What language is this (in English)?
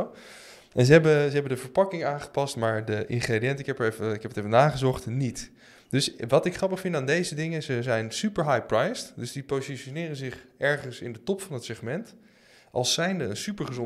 Dutch